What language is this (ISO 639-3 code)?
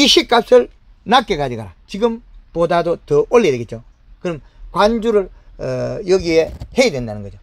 kor